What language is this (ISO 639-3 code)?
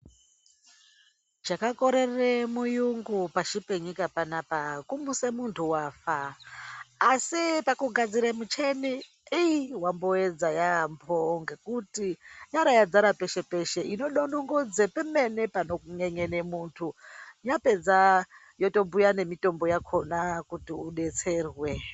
ndc